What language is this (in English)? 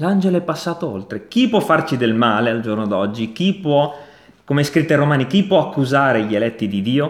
Italian